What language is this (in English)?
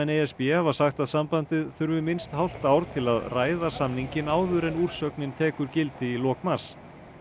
Icelandic